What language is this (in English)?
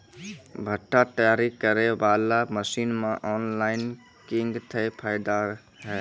Maithili